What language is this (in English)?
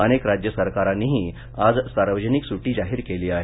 Marathi